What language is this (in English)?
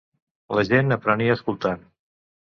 Catalan